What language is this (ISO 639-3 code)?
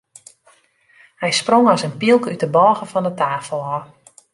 fry